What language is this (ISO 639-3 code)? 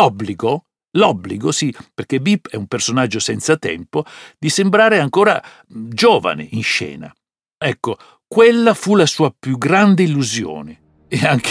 ita